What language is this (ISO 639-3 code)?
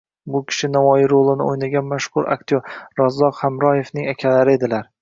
uzb